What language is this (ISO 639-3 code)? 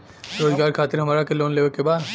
bho